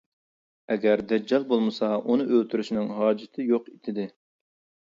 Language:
Uyghur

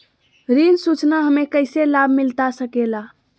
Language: Magahi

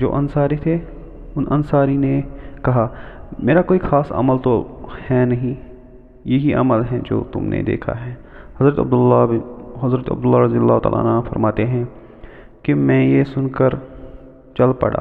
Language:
Urdu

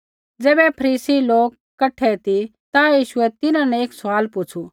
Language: Kullu Pahari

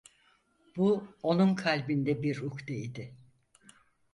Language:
Turkish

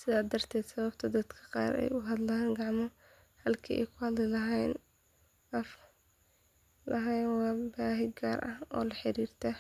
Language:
Somali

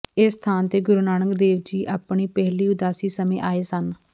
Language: Punjabi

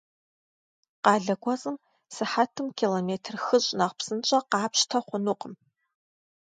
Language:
Kabardian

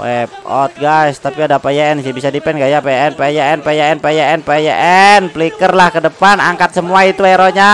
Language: Indonesian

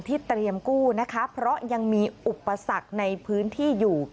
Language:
Thai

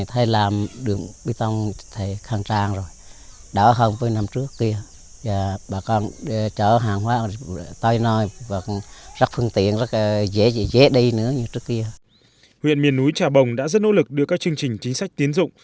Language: Vietnamese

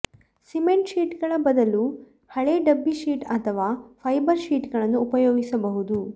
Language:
Kannada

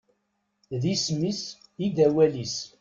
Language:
Kabyle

